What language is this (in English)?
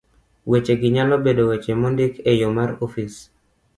Luo (Kenya and Tanzania)